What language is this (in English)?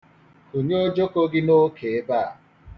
Igbo